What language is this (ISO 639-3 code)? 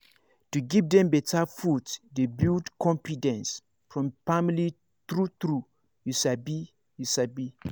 pcm